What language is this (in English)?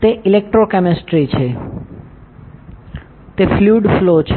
Gujarati